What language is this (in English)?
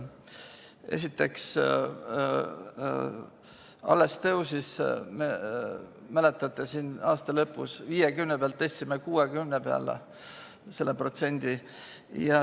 Estonian